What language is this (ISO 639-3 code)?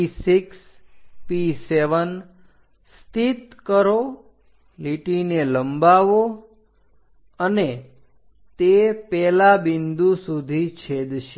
guj